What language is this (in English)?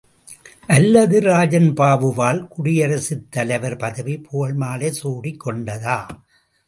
Tamil